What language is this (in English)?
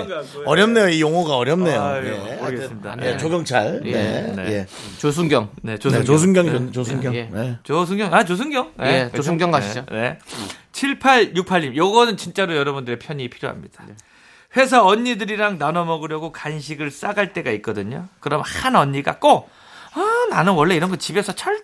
Korean